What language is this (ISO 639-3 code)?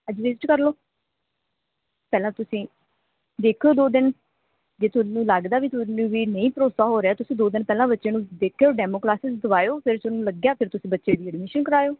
pan